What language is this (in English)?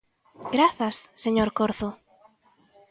Galician